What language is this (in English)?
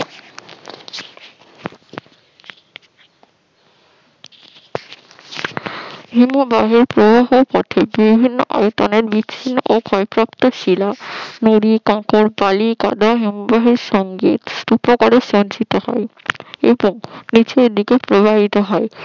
Bangla